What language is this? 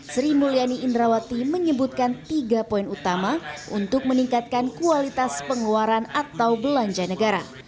Indonesian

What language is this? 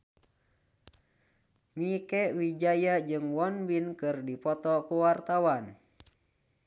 Sundanese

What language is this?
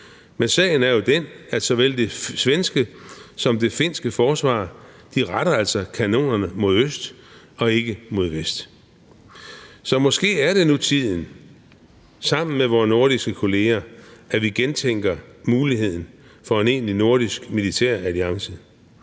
Danish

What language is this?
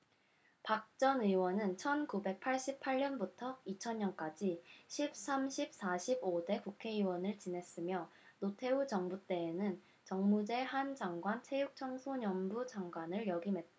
Korean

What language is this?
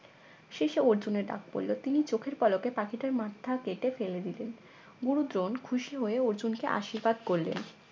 Bangla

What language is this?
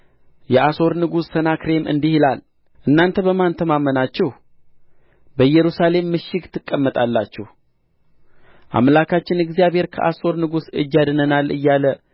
Amharic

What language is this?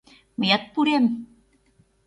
Mari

